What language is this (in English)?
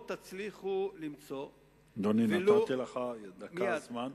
Hebrew